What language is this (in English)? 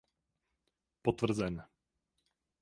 Czech